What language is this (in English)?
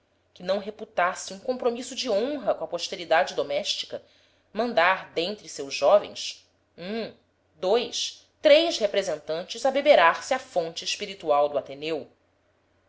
Portuguese